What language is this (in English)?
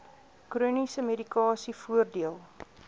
Afrikaans